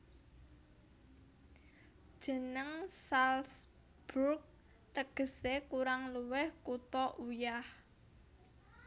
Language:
Javanese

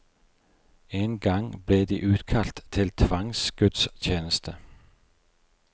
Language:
Norwegian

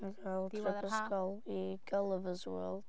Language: Welsh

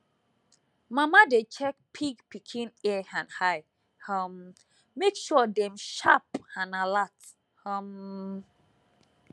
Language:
Nigerian Pidgin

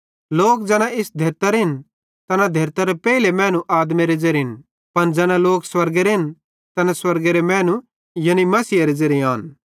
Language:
Bhadrawahi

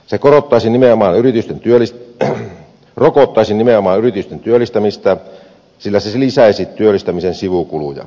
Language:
Finnish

